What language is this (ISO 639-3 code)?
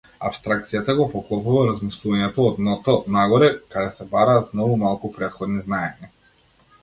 mkd